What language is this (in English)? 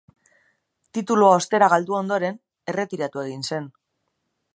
Basque